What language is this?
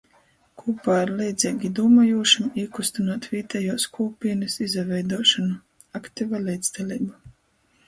Latgalian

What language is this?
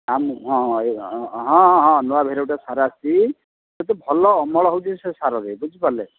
Odia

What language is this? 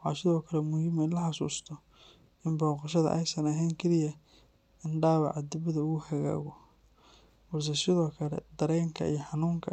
Somali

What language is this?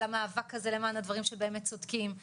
Hebrew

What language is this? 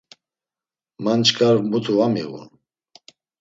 Laz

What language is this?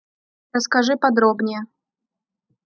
Russian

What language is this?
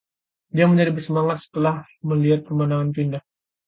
Indonesian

